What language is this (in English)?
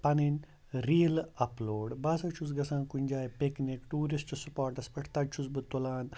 Kashmiri